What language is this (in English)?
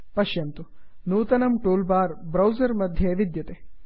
Sanskrit